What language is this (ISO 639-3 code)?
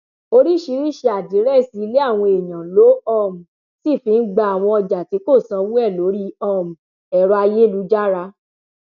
yor